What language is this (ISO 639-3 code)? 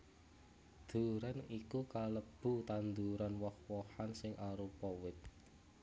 jav